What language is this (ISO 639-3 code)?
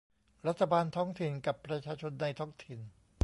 tha